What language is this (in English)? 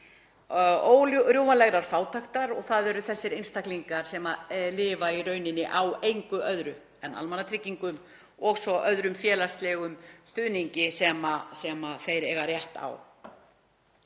Icelandic